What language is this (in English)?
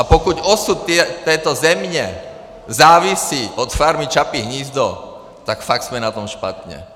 Czech